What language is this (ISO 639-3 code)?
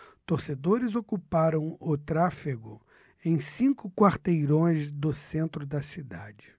por